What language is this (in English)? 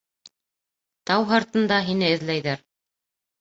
Bashkir